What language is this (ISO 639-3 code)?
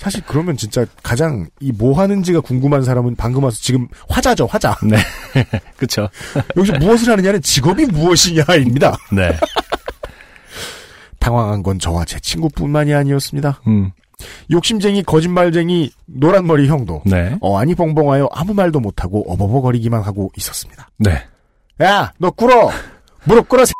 kor